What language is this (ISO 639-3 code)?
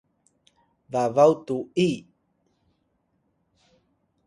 tay